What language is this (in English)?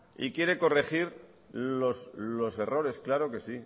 Spanish